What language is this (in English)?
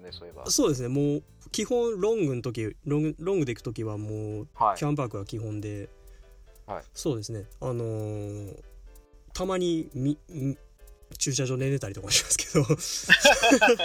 Japanese